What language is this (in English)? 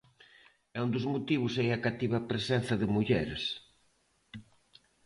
Galician